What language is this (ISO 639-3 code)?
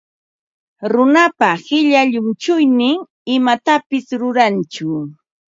qva